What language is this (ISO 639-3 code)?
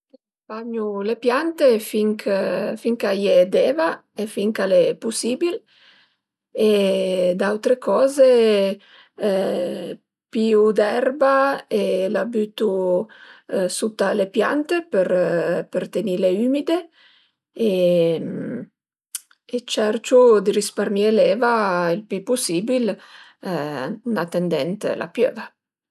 pms